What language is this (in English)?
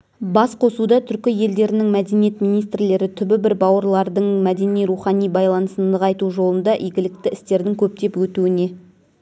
Kazakh